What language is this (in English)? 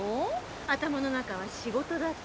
Japanese